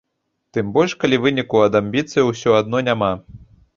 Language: Belarusian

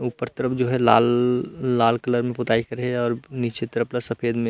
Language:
Chhattisgarhi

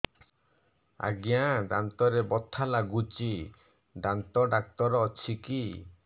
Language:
Odia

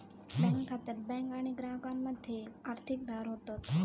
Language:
Marathi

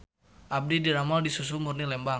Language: Sundanese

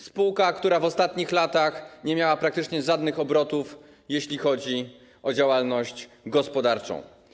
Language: Polish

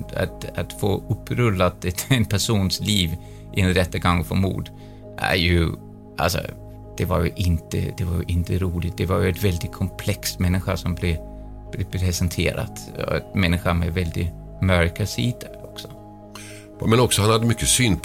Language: Swedish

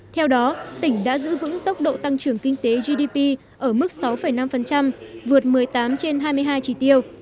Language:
Vietnamese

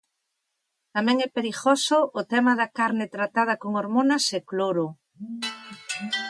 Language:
Galician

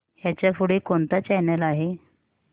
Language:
Marathi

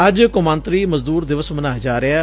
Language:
Punjabi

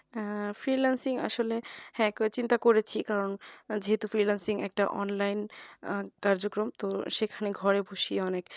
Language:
Bangla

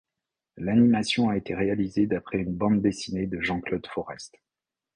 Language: French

